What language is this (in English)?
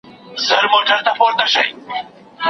Pashto